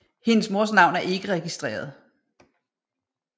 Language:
Danish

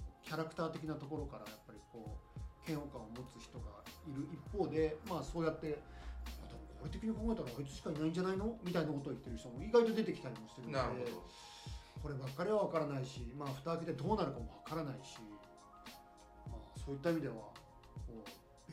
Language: Japanese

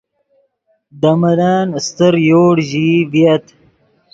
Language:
Yidgha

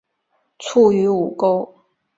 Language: Chinese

